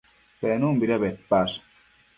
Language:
Matsés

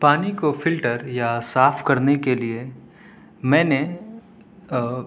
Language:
Urdu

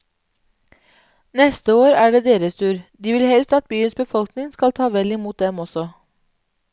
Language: Norwegian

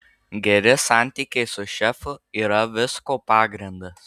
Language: Lithuanian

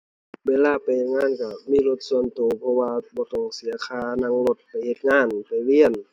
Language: Thai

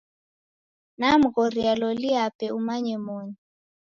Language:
Taita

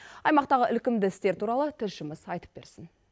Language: Kazakh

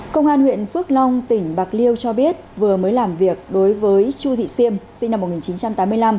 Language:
Vietnamese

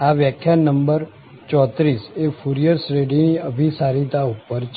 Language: Gujarati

